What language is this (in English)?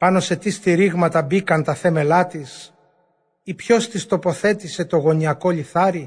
Greek